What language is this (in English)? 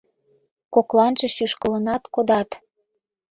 Mari